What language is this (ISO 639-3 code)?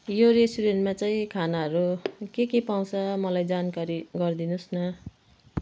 nep